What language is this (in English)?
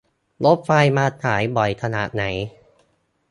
Thai